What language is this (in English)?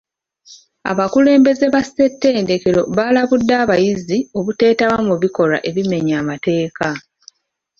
Ganda